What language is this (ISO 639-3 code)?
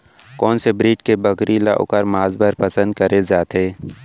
hne